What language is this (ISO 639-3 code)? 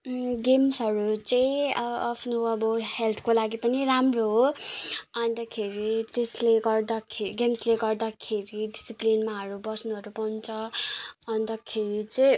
nep